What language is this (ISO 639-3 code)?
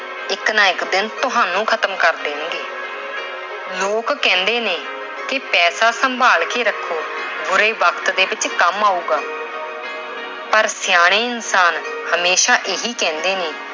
pan